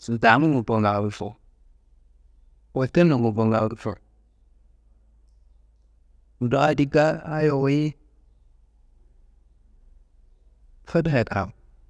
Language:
Kanembu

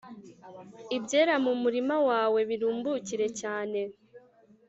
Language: Kinyarwanda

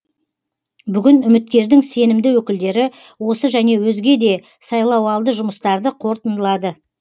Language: Kazakh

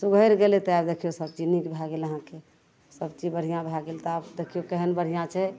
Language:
Maithili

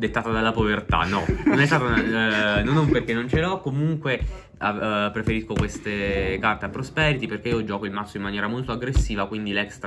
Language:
Italian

